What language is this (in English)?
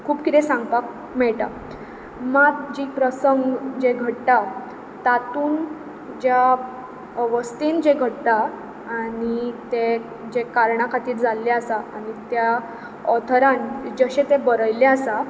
Konkani